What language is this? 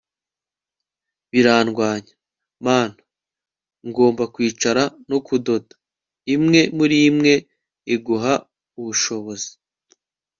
Kinyarwanda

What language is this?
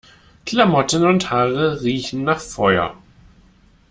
German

